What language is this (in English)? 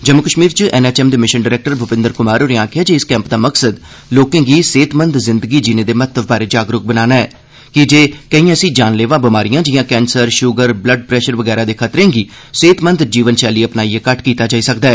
Dogri